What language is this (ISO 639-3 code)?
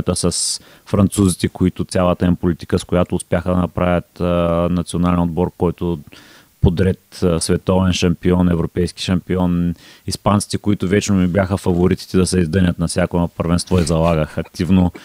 bul